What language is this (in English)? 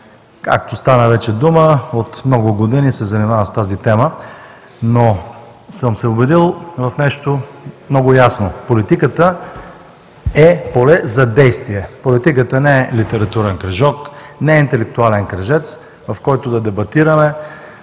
Bulgarian